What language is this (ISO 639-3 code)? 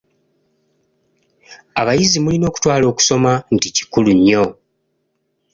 lug